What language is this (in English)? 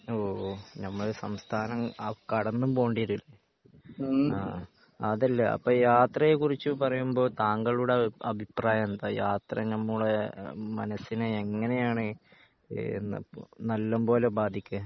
Malayalam